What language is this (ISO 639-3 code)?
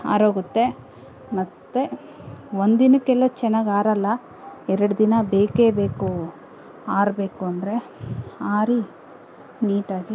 kan